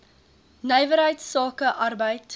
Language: Afrikaans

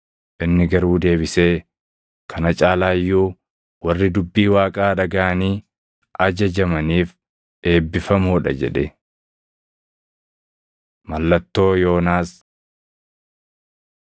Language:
Oromo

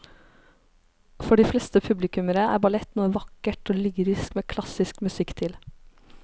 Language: Norwegian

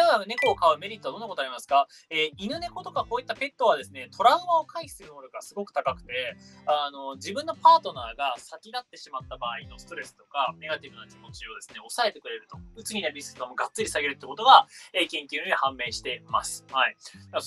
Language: Japanese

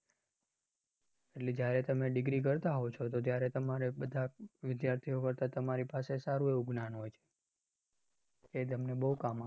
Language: Gujarati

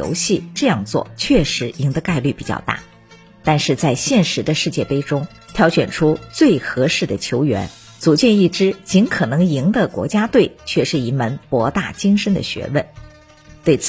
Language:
Chinese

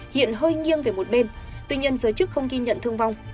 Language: Vietnamese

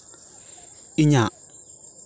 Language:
Santali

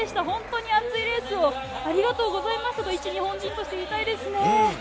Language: Japanese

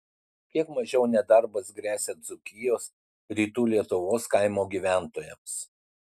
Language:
Lithuanian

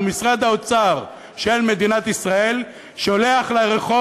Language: Hebrew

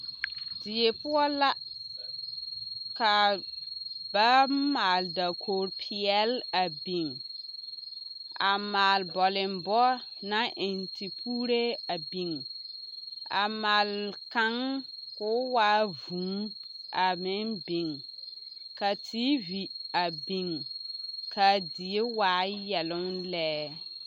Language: Southern Dagaare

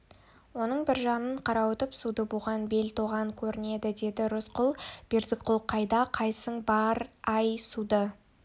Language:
Kazakh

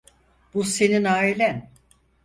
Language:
Turkish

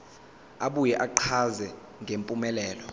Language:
Zulu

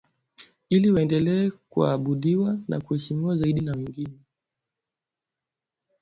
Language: Swahili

